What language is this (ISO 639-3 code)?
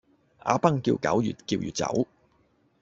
yue